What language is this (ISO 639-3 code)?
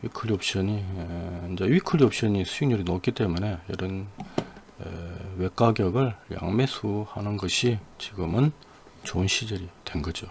kor